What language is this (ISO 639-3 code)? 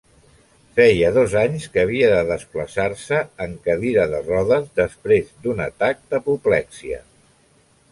cat